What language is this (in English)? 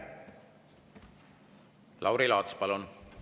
Estonian